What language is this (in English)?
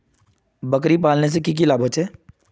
Magahi